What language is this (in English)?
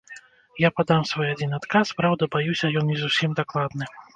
Belarusian